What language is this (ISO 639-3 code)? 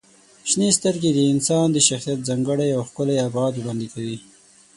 pus